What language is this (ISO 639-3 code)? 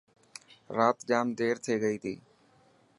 mki